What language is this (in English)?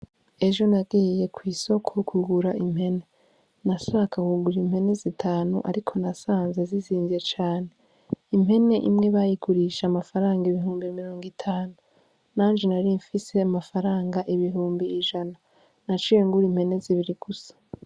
Rundi